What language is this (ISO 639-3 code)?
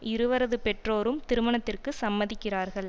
tam